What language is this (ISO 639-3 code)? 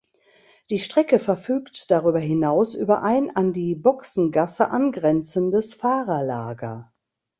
deu